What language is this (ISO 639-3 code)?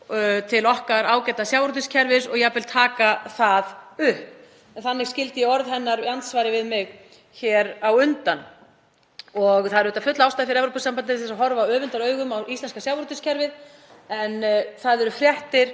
isl